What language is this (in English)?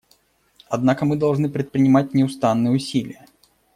Russian